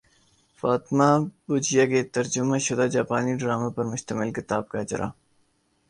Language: Urdu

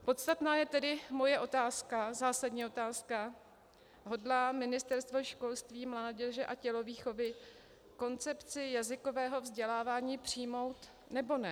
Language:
Czech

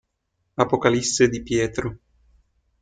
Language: Italian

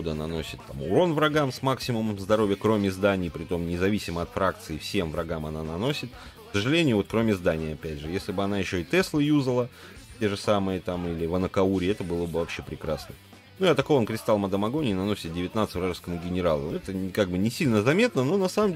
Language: Russian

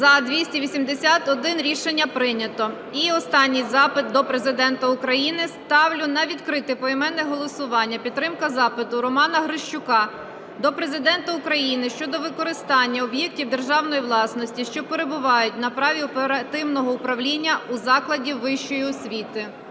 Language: Ukrainian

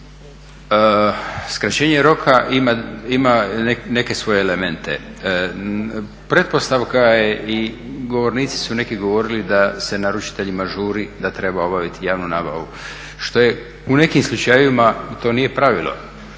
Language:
Croatian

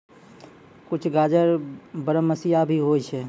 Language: Maithili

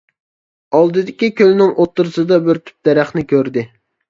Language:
Uyghur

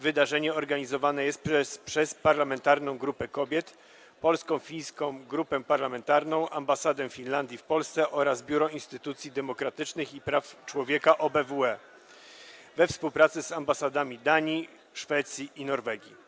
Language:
Polish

